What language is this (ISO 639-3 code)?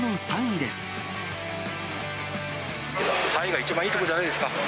jpn